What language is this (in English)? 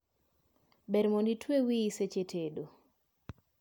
Luo (Kenya and Tanzania)